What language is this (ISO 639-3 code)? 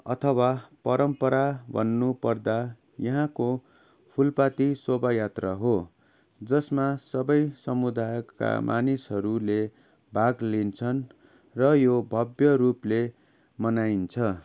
nep